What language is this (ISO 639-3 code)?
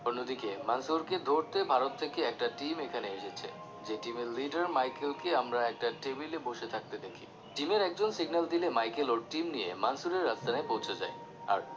ben